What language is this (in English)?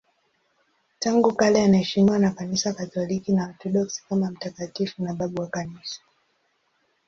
Swahili